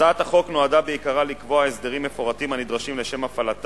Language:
Hebrew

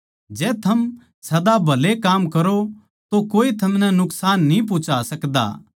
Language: Haryanvi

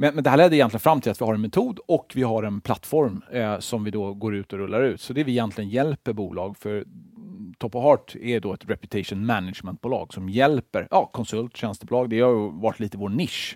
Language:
Swedish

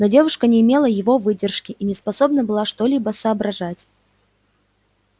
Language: Russian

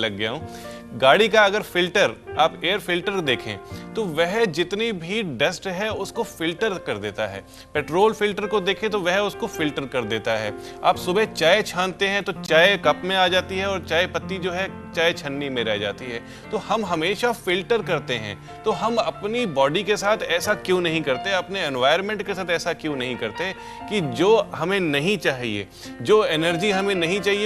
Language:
Hindi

